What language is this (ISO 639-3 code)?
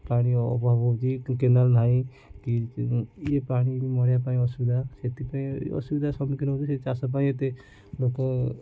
ori